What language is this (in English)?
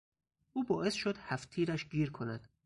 Persian